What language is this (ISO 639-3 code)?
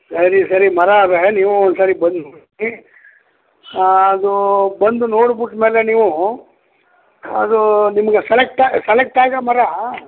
kan